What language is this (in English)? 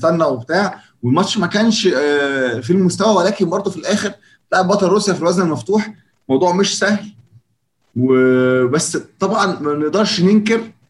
Arabic